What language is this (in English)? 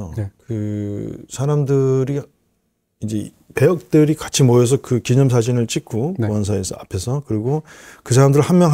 Korean